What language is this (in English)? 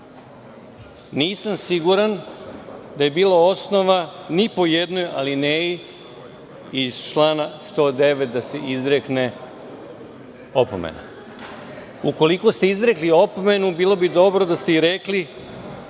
Serbian